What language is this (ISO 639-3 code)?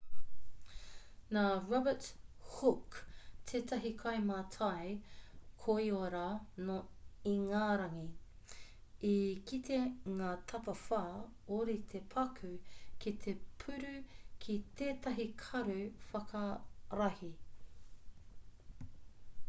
mri